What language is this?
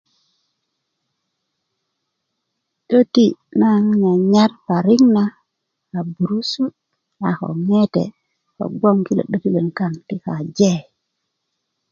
Kuku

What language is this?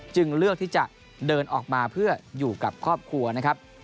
Thai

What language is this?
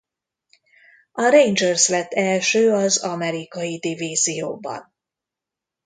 Hungarian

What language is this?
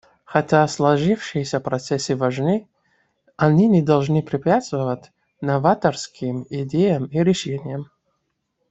Russian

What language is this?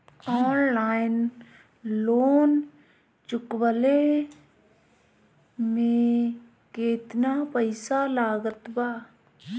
Bhojpuri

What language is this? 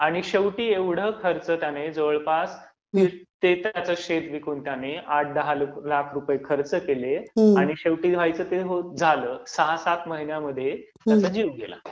Marathi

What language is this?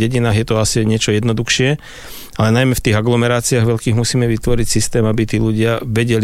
Slovak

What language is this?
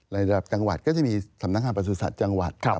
Thai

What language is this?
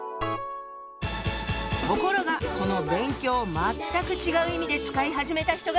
Japanese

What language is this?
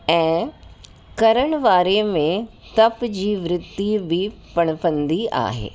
Sindhi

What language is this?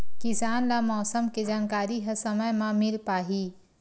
Chhattisgarhi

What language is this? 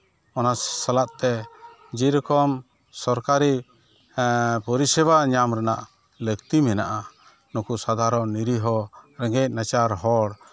Santali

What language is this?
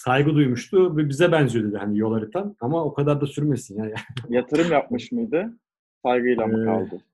Turkish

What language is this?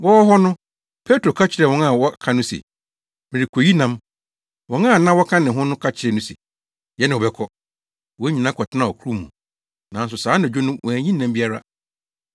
Akan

